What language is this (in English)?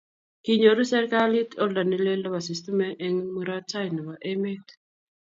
Kalenjin